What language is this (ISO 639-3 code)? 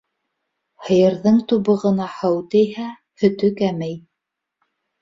bak